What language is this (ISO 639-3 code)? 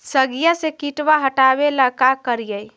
mag